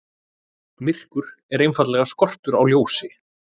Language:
Icelandic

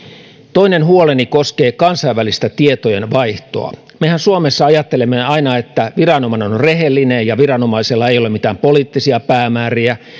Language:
Finnish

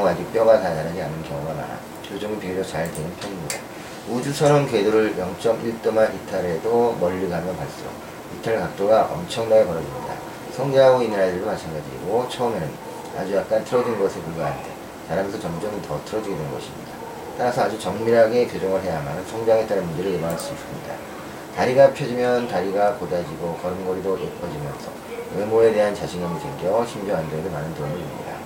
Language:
Korean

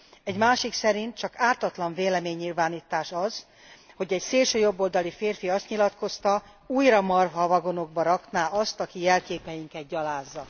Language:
Hungarian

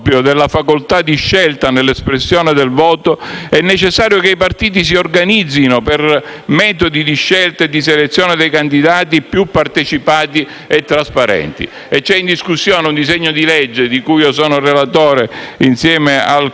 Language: Italian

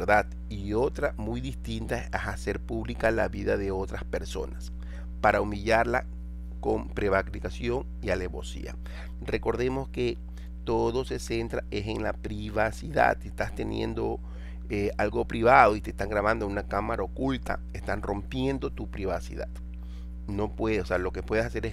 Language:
Spanish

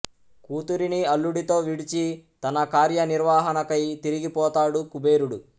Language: Telugu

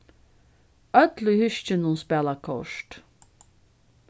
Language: Faroese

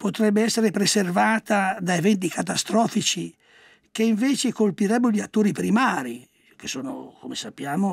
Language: Italian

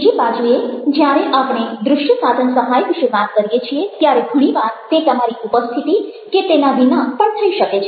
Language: Gujarati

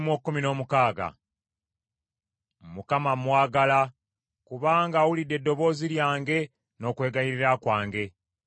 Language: Ganda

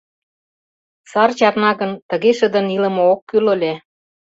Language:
Mari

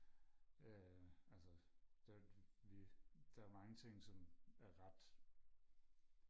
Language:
Danish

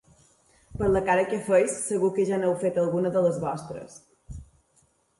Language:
Catalan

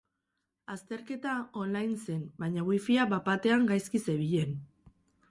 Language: Basque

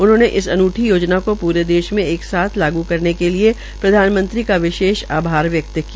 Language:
Hindi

